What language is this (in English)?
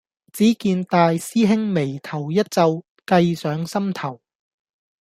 Cantonese